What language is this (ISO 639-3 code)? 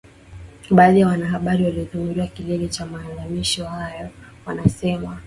swa